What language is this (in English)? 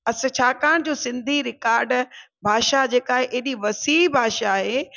Sindhi